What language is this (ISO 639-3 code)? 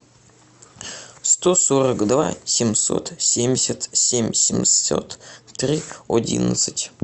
rus